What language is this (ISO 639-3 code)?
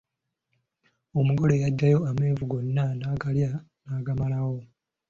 lug